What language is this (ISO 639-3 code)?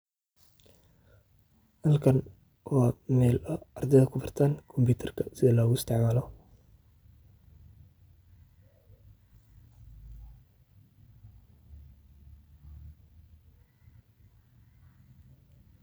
som